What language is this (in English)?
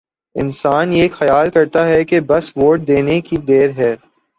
Urdu